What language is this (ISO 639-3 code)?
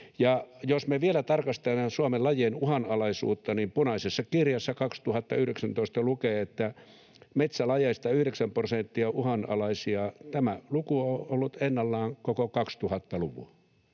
fin